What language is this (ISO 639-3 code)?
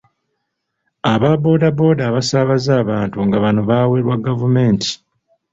lug